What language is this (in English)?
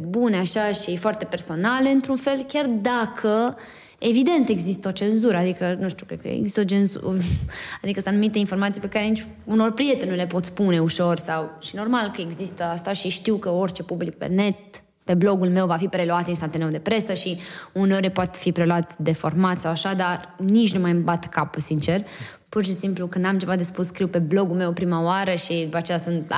Romanian